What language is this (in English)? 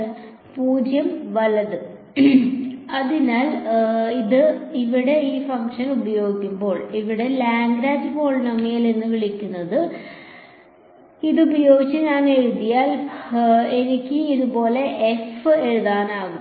Malayalam